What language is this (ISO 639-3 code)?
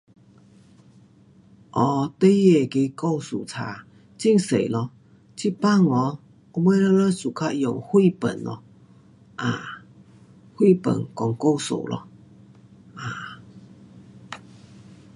cpx